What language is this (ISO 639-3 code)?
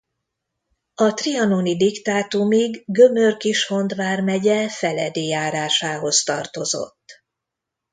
hun